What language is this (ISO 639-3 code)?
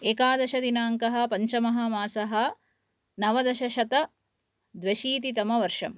san